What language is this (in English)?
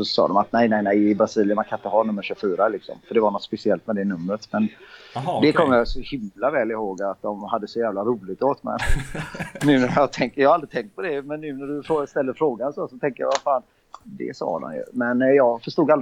Swedish